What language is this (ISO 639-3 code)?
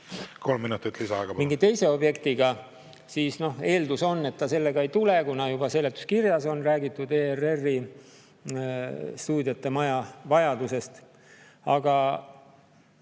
est